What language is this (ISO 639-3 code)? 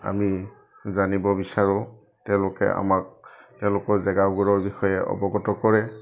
asm